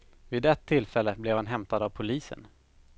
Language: Swedish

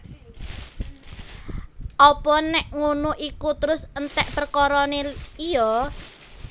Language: Javanese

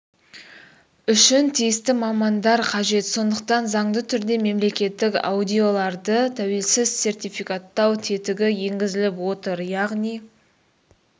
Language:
Kazakh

